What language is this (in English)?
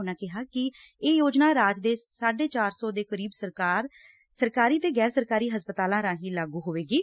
Punjabi